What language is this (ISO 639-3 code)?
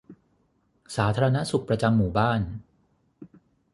tha